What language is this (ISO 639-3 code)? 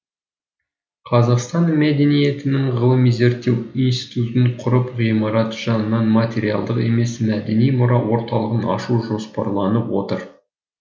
kaz